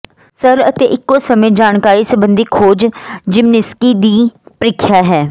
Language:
Punjabi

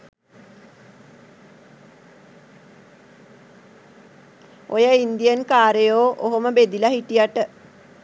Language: Sinhala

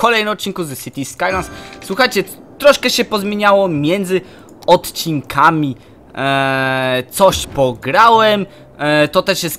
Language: Polish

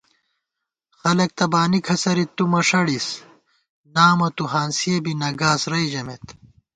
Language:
Gawar-Bati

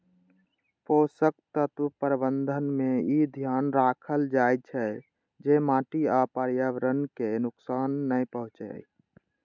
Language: Maithili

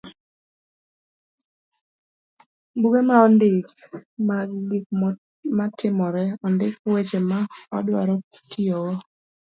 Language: Luo (Kenya and Tanzania)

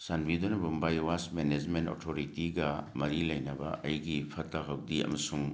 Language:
Manipuri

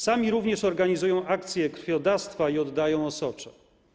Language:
Polish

